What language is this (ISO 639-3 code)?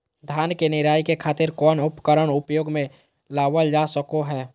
mag